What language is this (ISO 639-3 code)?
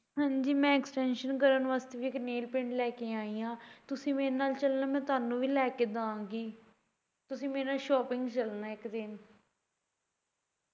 pan